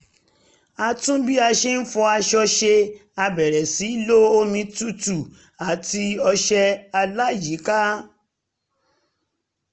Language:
Yoruba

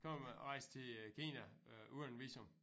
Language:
Danish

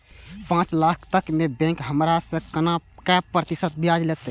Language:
Maithili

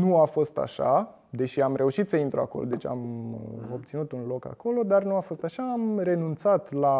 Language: Romanian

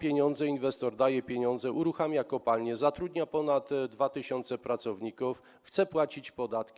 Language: Polish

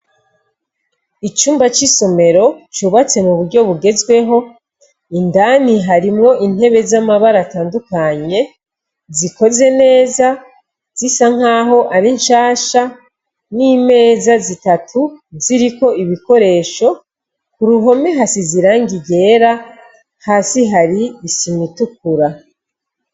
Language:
Rundi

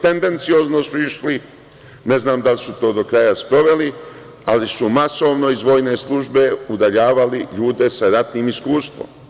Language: Serbian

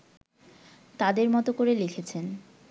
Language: Bangla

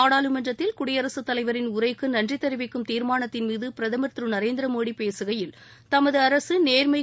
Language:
Tamil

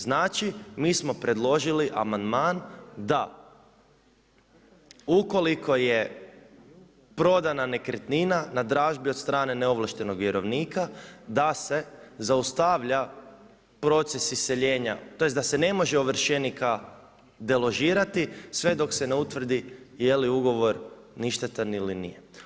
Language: Croatian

